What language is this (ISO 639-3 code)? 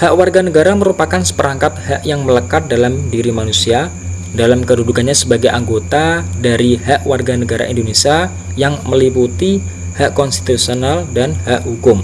ind